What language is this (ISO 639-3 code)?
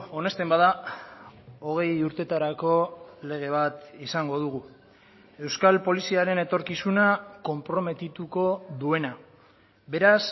eus